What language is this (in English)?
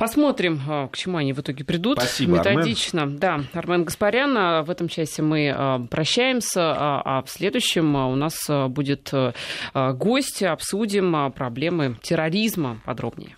Russian